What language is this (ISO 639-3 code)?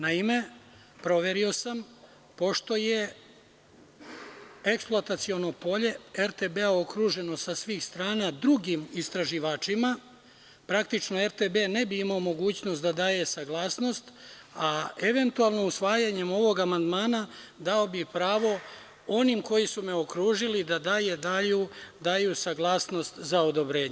srp